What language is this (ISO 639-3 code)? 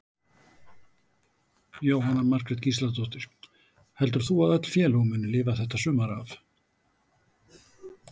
isl